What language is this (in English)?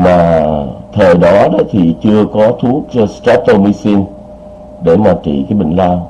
Vietnamese